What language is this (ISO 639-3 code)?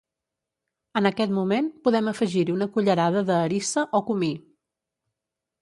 cat